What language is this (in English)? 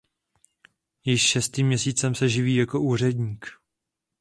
Czech